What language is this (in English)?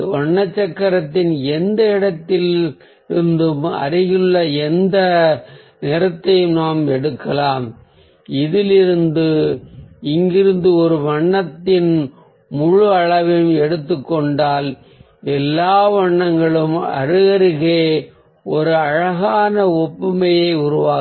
Tamil